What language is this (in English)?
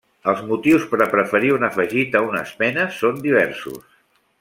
Catalan